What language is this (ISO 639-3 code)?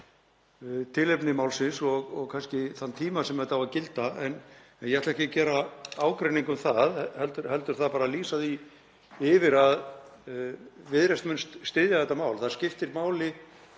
isl